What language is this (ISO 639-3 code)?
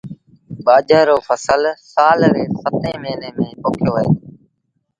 sbn